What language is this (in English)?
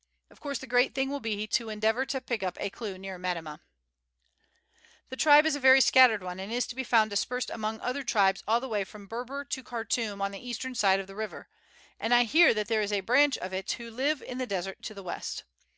English